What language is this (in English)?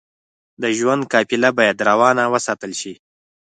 Pashto